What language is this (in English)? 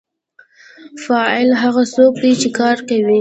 Pashto